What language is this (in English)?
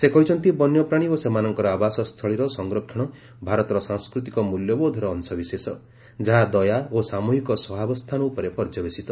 Odia